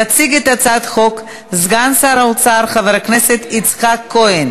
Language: Hebrew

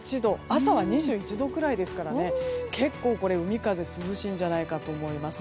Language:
Japanese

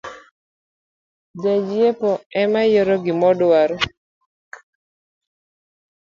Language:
Luo (Kenya and Tanzania)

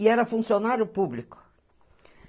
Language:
Portuguese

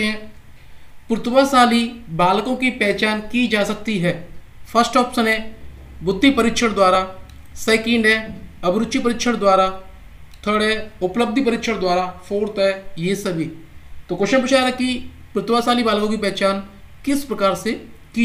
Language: Hindi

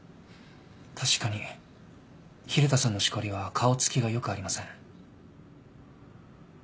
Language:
Japanese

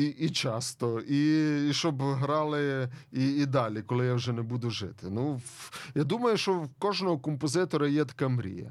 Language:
Ukrainian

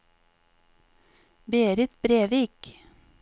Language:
Norwegian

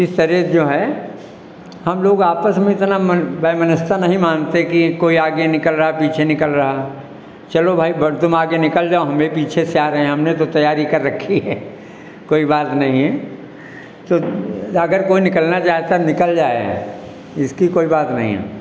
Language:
Hindi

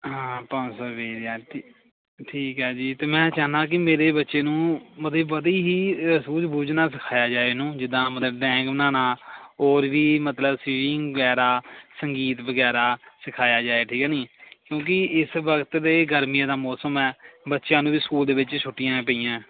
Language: Punjabi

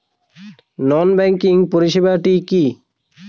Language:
Bangla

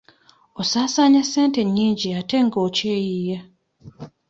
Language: Ganda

